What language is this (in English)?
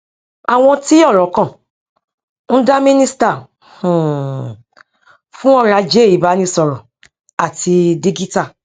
Yoruba